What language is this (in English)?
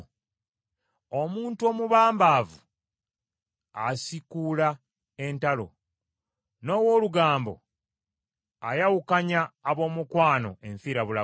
Ganda